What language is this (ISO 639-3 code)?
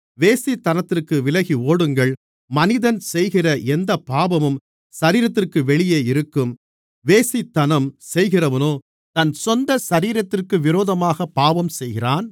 tam